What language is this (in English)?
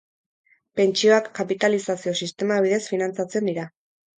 Basque